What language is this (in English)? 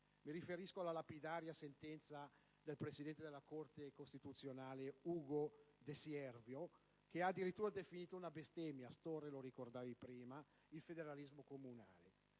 Italian